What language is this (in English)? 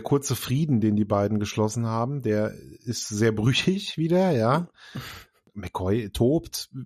German